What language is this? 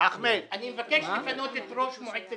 Hebrew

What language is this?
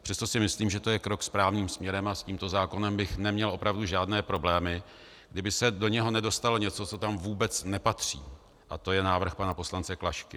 Czech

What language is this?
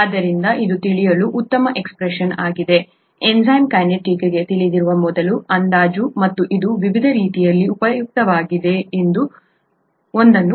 Kannada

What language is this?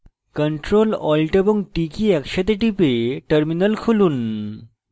Bangla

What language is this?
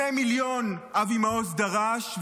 Hebrew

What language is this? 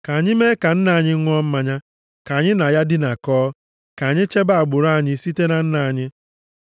Igbo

